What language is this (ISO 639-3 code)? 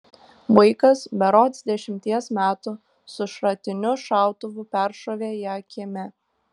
lit